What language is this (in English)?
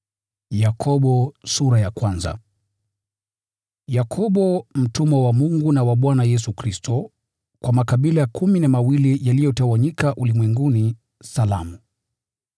Swahili